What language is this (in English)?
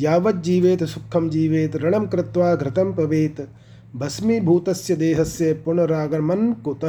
Hindi